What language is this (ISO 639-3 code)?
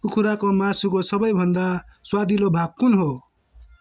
nep